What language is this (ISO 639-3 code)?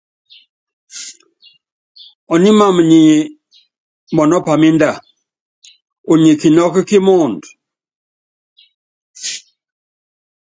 yav